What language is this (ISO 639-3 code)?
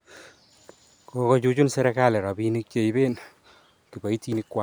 kln